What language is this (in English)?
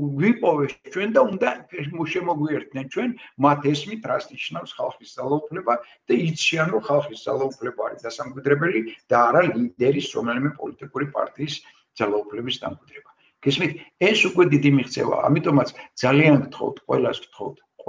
Romanian